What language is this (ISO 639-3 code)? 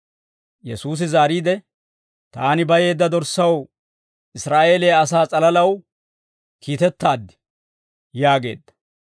dwr